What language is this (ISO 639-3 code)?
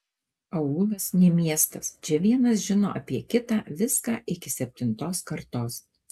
lit